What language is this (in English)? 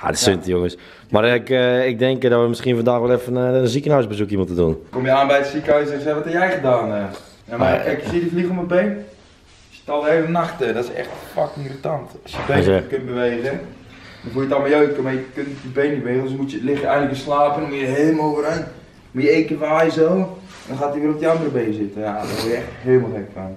Dutch